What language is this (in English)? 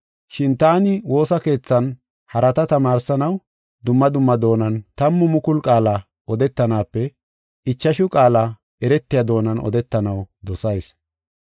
Gofa